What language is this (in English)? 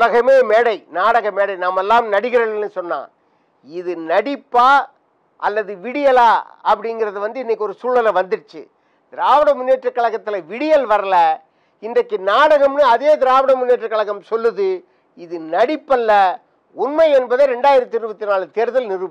Romanian